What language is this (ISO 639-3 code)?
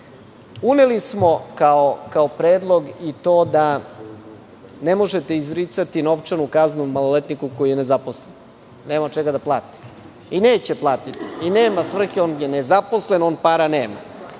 srp